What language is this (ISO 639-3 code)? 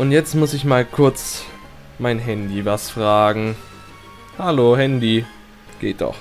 deu